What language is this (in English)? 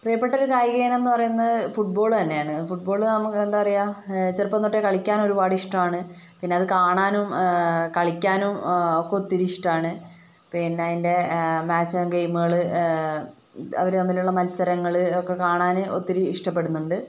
Malayalam